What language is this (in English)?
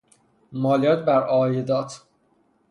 Persian